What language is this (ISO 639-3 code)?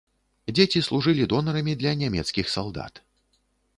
bel